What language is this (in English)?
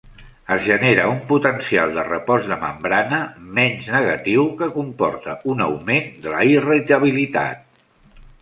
Catalan